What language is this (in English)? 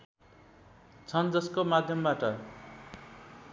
Nepali